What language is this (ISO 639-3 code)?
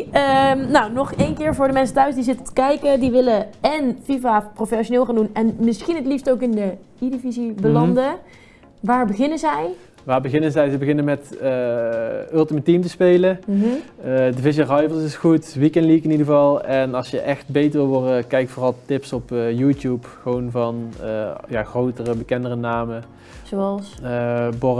nld